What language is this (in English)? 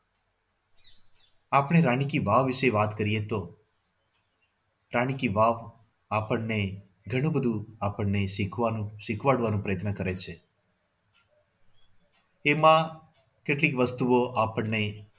Gujarati